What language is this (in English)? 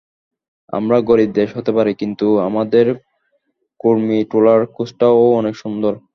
Bangla